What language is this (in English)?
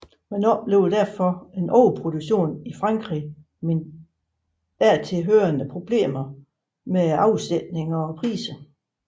Danish